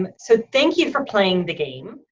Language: English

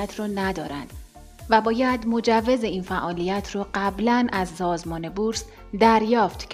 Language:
Persian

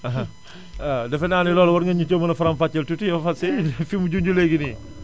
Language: Wolof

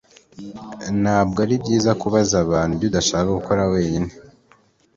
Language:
Kinyarwanda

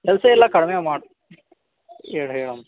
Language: Kannada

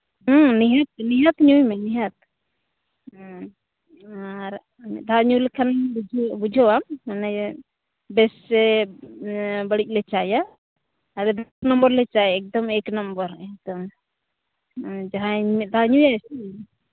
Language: Santali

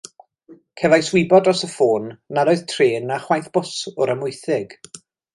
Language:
Welsh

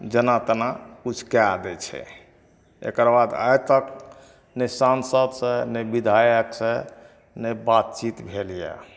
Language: Maithili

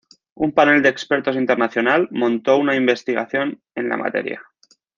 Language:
Spanish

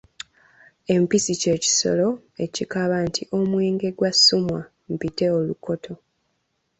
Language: Ganda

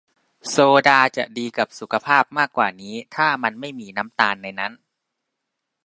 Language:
Thai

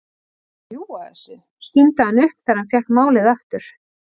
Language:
Icelandic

